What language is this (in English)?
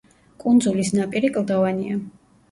Georgian